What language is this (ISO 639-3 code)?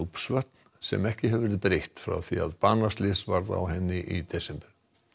isl